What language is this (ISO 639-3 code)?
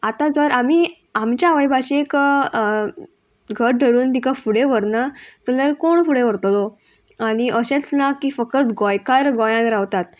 kok